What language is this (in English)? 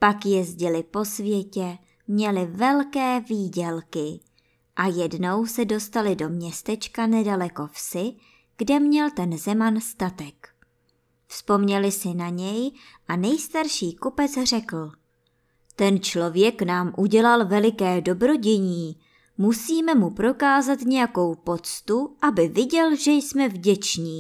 Czech